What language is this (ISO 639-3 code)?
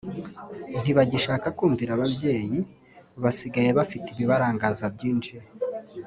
kin